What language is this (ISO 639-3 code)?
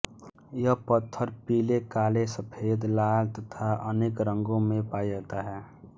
hin